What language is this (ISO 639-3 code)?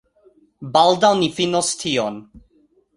epo